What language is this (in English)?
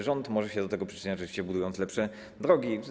Polish